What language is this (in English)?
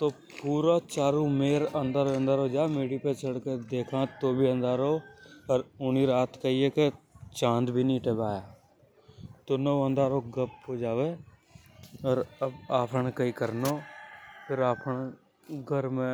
Hadothi